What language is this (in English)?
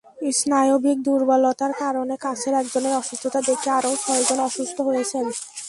Bangla